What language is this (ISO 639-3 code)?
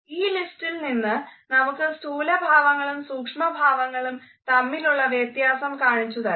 mal